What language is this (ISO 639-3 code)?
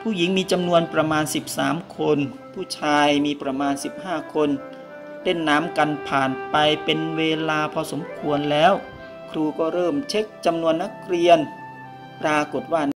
tha